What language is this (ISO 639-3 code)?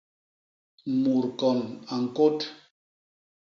bas